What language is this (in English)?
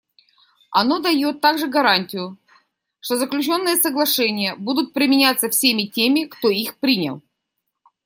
Russian